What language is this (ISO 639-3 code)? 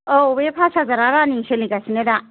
brx